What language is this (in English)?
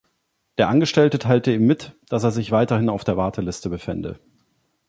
German